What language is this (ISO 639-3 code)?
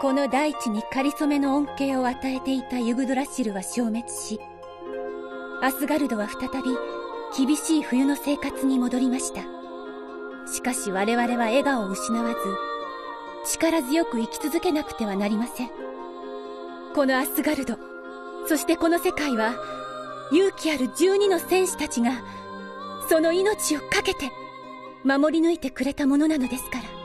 jpn